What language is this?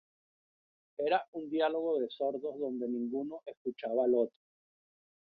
Spanish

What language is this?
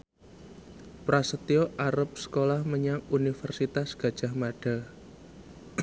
Javanese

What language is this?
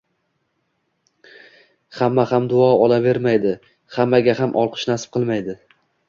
Uzbek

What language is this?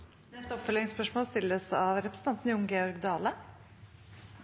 Norwegian Nynorsk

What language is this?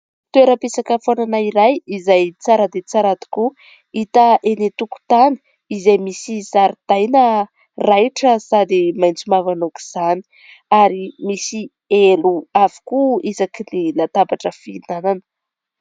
Malagasy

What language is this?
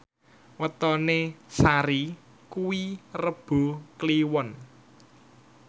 Javanese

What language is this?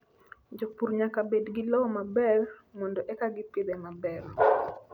Luo (Kenya and Tanzania)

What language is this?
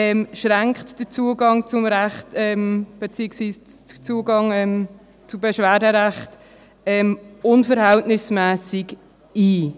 Swiss German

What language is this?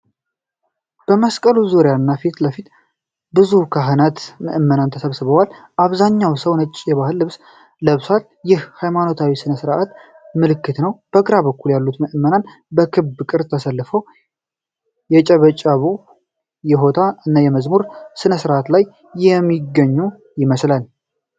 Amharic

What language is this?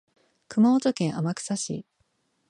Japanese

